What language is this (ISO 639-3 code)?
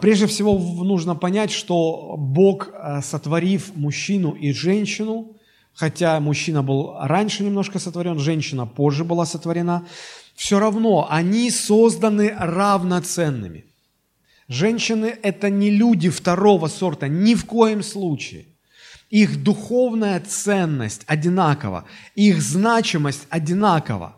rus